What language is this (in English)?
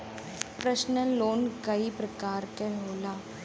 Bhojpuri